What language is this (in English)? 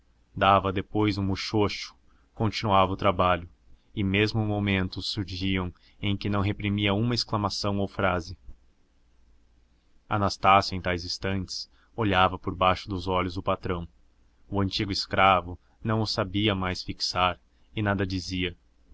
Portuguese